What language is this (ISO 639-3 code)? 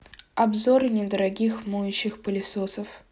rus